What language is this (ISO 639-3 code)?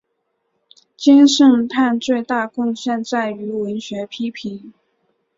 zho